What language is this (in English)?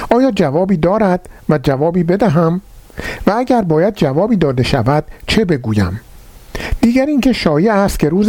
Persian